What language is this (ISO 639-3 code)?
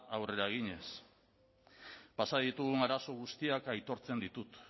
eus